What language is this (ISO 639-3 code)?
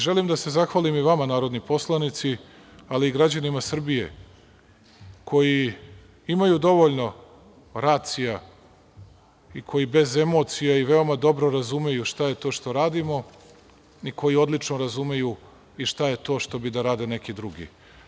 srp